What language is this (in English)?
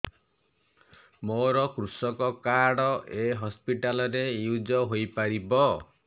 Odia